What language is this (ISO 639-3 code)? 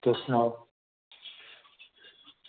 doi